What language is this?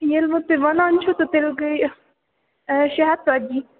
Kashmiri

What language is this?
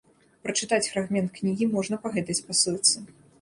Belarusian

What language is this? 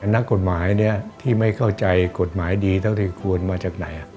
Thai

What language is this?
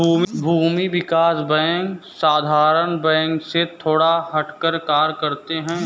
Hindi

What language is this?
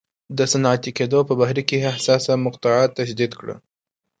Pashto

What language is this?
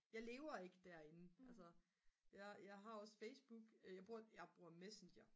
Danish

